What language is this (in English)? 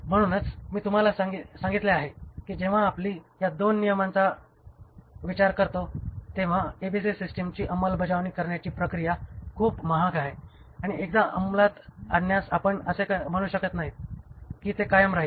Marathi